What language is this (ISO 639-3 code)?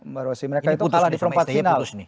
ind